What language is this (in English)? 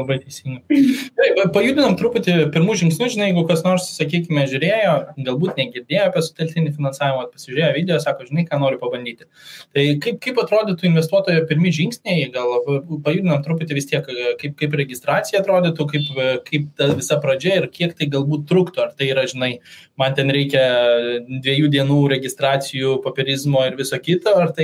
English